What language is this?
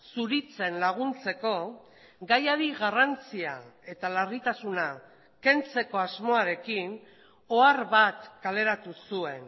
Basque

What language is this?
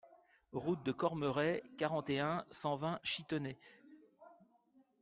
French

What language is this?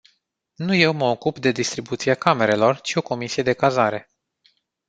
Romanian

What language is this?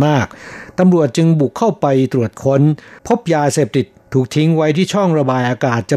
Thai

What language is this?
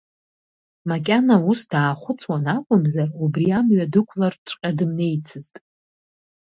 Abkhazian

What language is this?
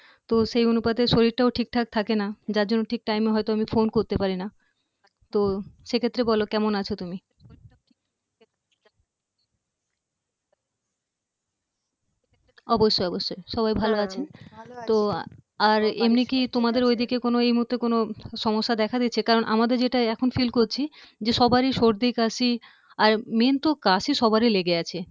Bangla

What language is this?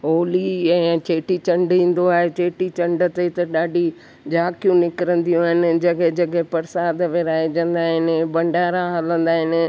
Sindhi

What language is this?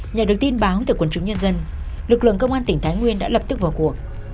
Vietnamese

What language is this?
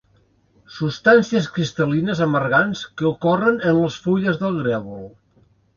Catalan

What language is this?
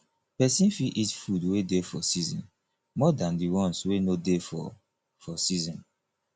Nigerian Pidgin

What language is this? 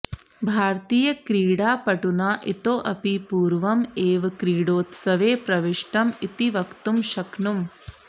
Sanskrit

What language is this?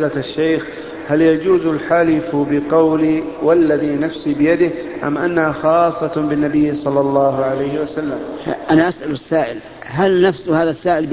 Arabic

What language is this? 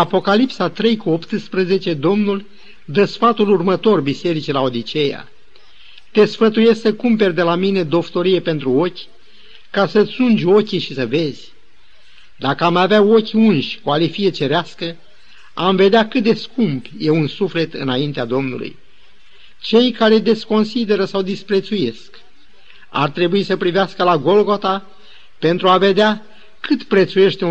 Romanian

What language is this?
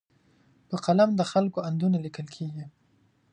Pashto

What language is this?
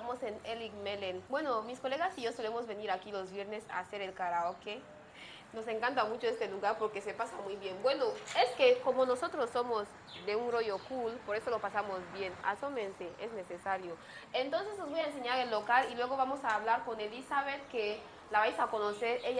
Spanish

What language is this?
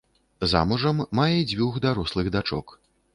Belarusian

